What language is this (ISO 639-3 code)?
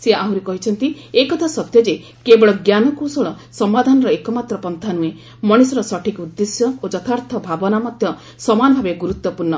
ori